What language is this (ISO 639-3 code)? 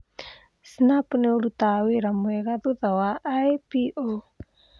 kik